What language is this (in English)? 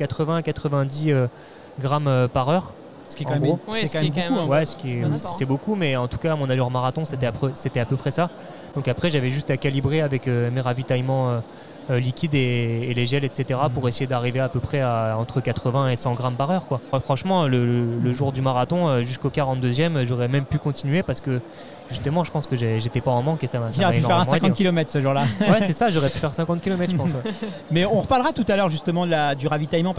French